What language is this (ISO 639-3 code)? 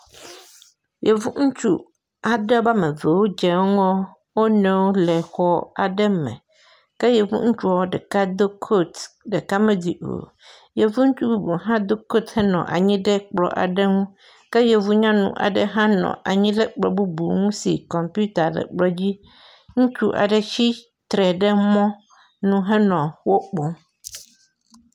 ewe